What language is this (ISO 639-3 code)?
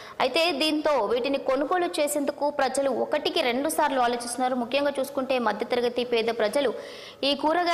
tel